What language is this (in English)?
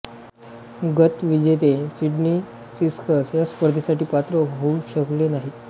Marathi